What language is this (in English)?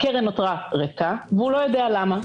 Hebrew